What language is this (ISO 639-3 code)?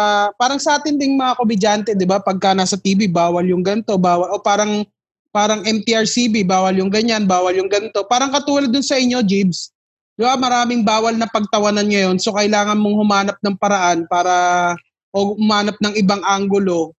fil